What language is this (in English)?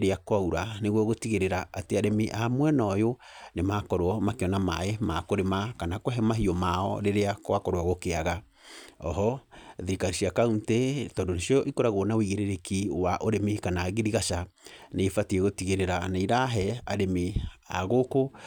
Kikuyu